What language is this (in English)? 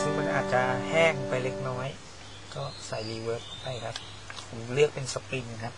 Thai